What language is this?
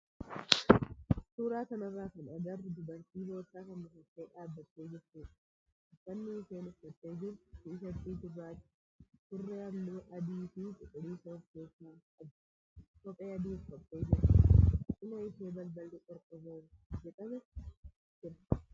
Oromo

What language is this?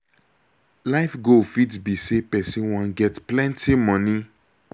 Nigerian Pidgin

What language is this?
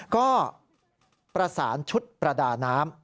Thai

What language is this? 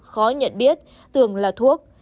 Vietnamese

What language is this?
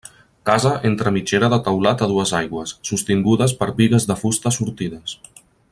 Catalan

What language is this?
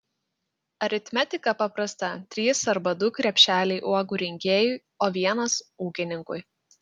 Lithuanian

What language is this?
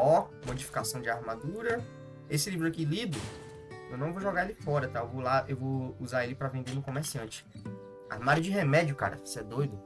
Portuguese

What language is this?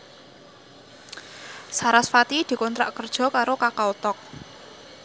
Javanese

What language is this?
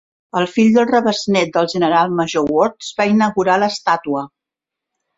Catalan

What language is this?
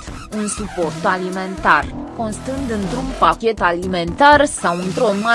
Romanian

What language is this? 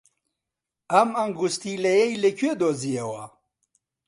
Central Kurdish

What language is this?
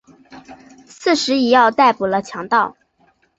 Chinese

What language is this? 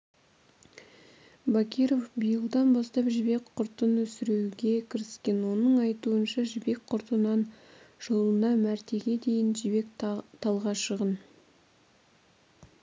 Kazakh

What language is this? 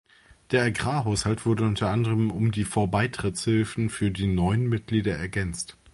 German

